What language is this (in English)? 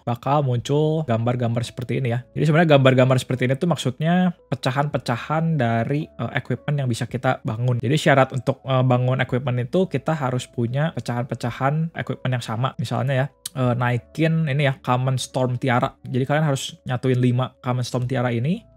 Indonesian